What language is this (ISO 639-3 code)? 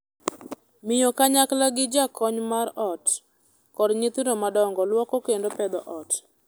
luo